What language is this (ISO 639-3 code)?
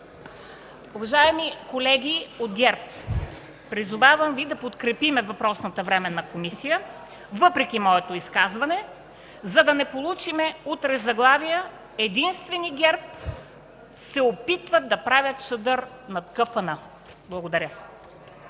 bul